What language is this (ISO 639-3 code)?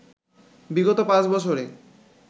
ben